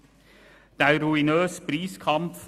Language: Swiss German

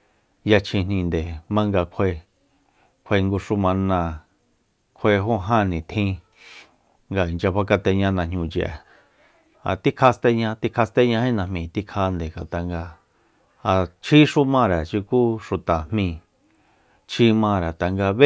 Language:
Soyaltepec Mazatec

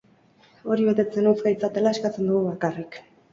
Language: Basque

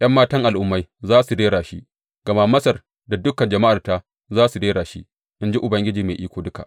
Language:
Hausa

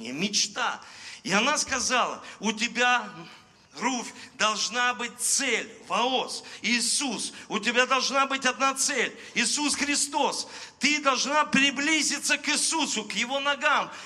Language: Russian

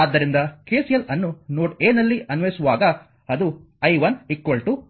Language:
Kannada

